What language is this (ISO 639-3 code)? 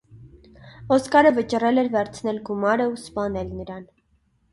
hye